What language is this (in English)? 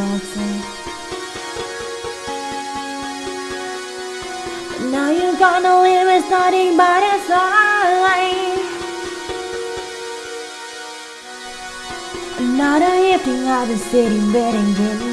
English